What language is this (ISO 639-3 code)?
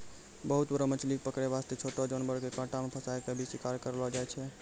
mai